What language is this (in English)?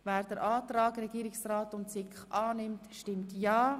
Swiss German